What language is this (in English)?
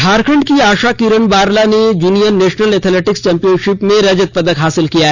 Hindi